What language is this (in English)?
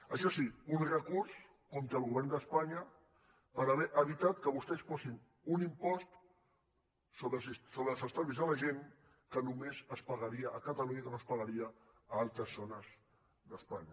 Catalan